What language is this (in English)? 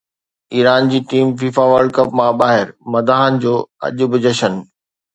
Sindhi